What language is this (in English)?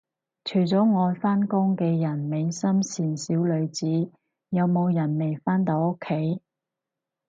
Cantonese